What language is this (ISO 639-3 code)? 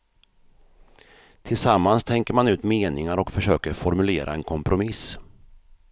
swe